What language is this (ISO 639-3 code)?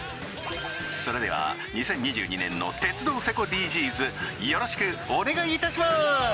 jpn